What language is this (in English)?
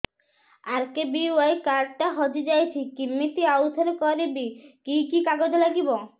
Odia